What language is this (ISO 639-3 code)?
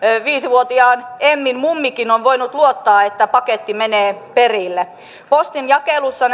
fin